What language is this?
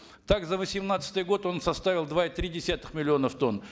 Kazakh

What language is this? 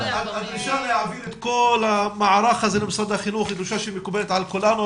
Hebrew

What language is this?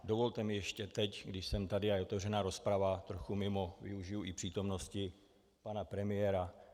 Czech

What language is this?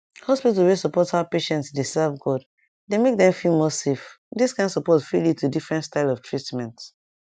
Nigerian Pidgin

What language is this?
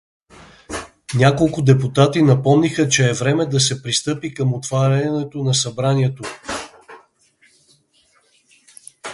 Bulgarian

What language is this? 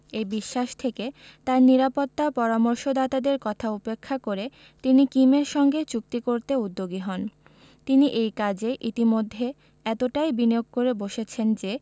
Bangla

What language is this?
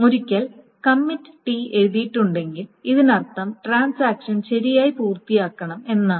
Malayalam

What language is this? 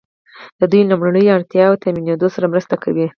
Pashto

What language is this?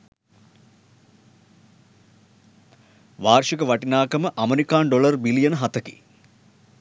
Sinhala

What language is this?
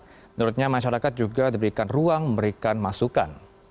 Indonesian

